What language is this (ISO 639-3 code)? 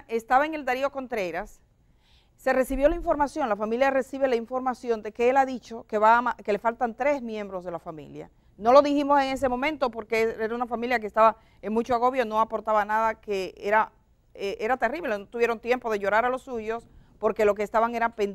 spa